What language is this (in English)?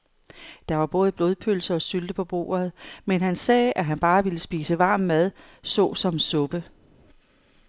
Danish